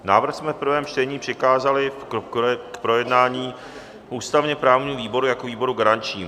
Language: Czech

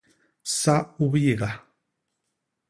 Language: Basaa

